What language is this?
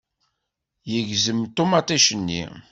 Kabyle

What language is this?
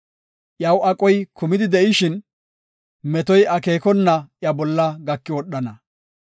Gofa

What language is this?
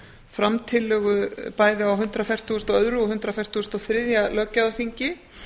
Icelandic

